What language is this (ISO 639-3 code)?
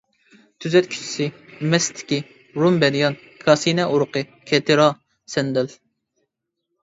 uig